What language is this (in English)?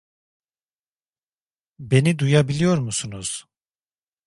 Turkish